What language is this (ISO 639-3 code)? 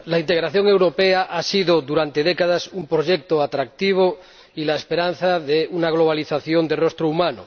spa